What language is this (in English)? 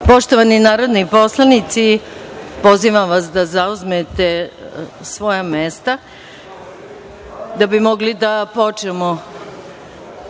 Serbian